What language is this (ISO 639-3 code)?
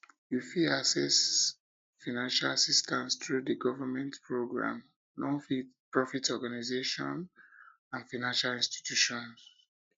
pcm